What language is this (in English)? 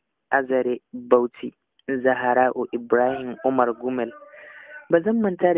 Arabic